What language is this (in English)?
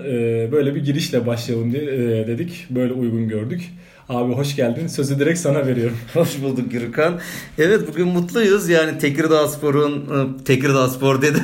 Turkish